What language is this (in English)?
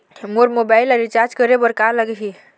Chhattisgarhi